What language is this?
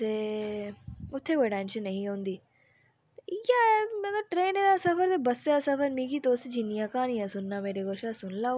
Dogri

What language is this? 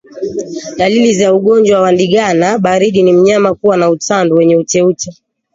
Swahili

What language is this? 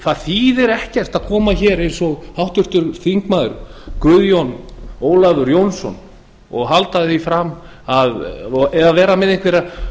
Icelandic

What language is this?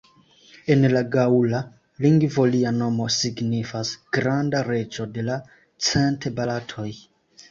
Esperanto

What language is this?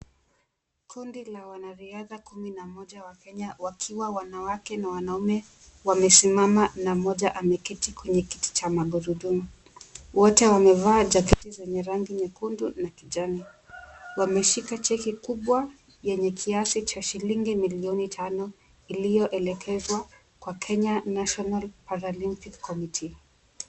Swahili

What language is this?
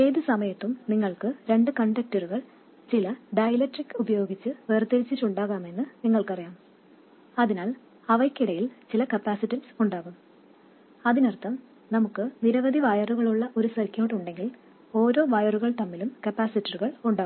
Malayalam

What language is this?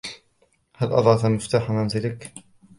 Arabic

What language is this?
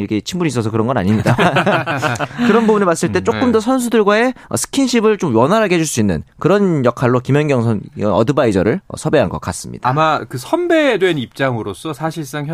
Korean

